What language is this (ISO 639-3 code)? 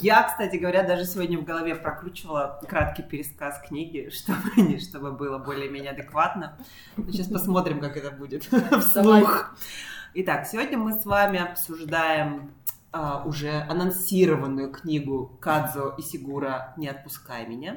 rus